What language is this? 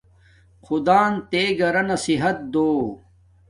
Domaaki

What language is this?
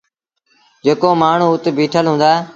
Sindhi Bhil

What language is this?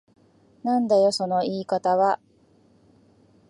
Japanese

